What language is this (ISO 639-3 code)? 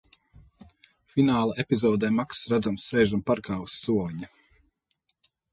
lav